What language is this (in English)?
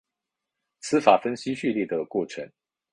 Chinese